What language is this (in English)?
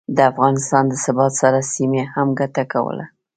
Pashto